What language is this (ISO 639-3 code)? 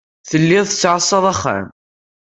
kab